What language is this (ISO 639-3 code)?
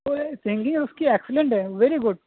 urd